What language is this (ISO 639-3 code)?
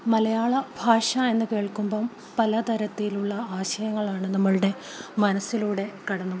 mal